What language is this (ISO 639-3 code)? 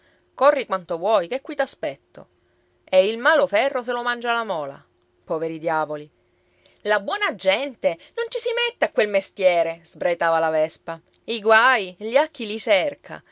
ita